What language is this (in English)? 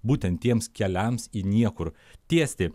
Lithuanian